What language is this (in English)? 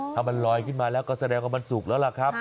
Thai